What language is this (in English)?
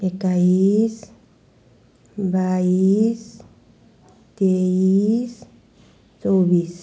Nepali